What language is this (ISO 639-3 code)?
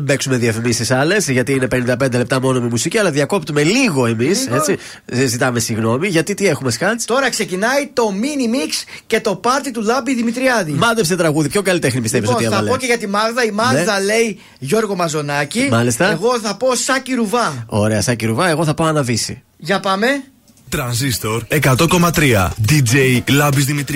ell